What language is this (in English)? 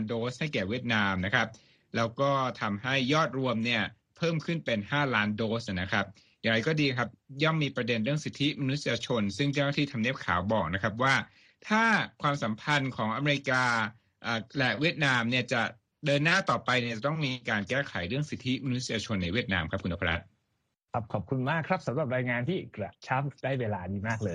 Thai